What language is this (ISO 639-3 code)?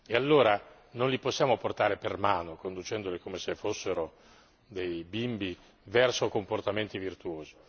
ita